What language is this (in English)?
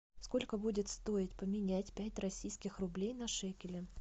Russian